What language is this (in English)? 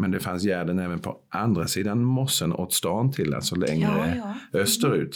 Swedish